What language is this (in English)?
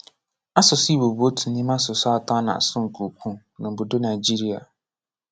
Igbo